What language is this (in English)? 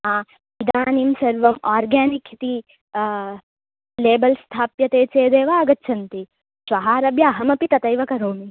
Sanskrit